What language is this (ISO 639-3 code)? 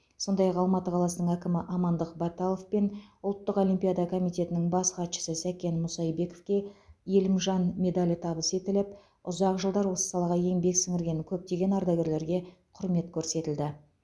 kaz